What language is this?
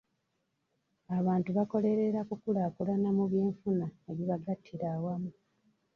Ganda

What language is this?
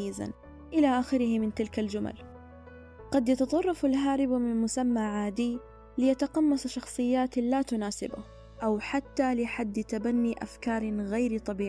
Arabic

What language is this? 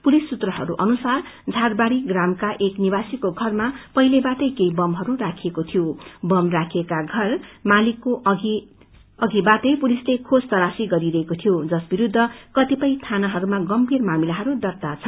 Nepali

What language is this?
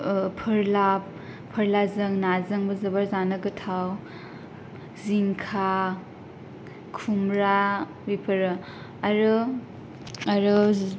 Bodo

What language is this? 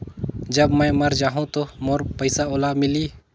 Chhattisgarhi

